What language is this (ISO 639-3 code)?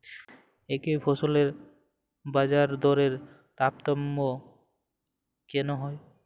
ben